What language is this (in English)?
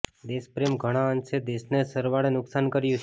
Gujarati